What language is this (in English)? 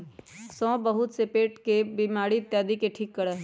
Magahi